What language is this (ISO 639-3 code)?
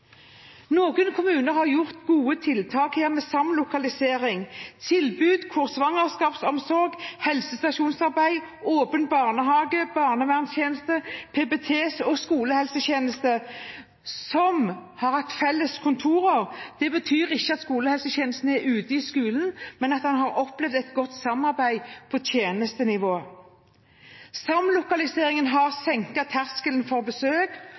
nob